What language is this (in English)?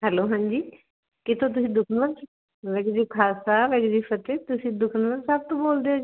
Punjabi